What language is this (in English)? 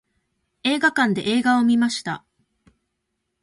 Japanese